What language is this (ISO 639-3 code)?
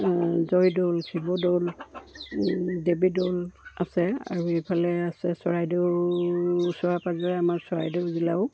asm